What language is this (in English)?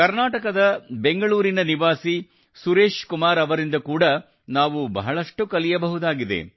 Kannada